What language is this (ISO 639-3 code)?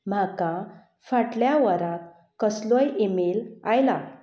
kok